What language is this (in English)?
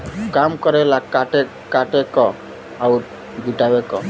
Bhojpuri